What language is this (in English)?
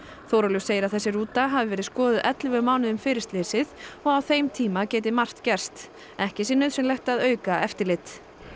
Icelandic